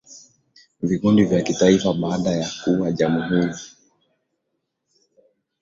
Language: Swahili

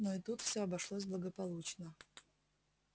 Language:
Russian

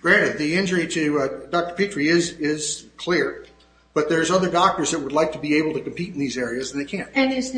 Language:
English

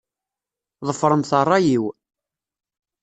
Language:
Kabyle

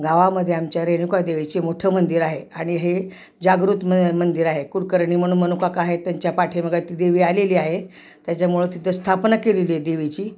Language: Marathi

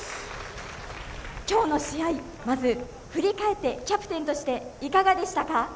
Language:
Japanese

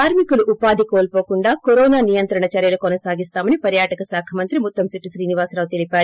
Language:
Telugu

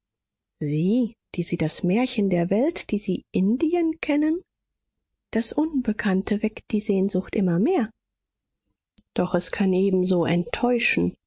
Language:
German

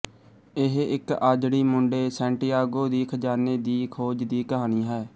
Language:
Punjabi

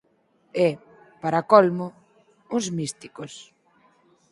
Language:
Galician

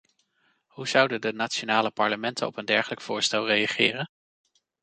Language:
Dutch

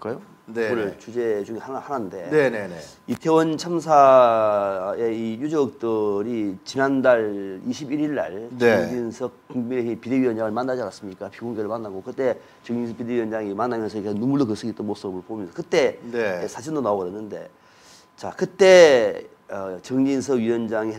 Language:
Korean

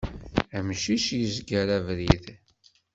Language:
Kabyle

